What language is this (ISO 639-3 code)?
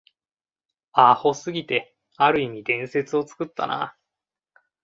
jpn